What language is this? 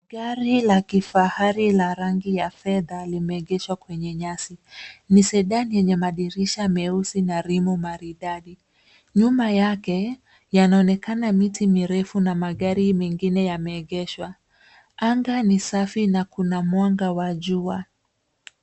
Swahili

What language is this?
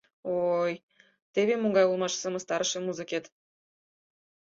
Mari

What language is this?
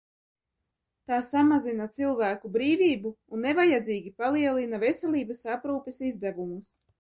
Latvian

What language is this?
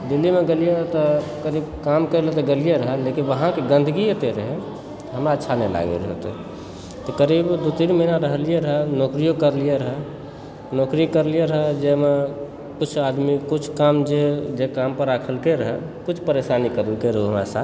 Maithili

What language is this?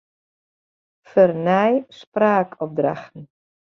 Western Frisian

